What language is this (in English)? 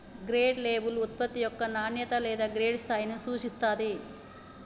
Telugu